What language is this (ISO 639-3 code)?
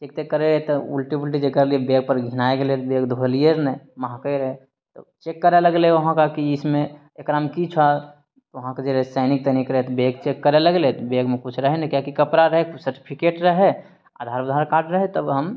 mai